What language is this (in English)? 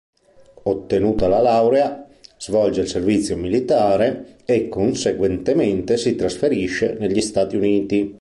Italian